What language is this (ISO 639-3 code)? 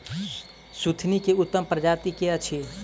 mai